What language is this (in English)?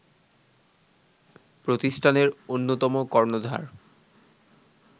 Bangla